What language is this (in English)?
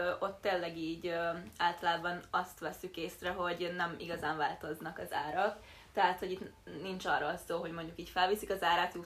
Hungarian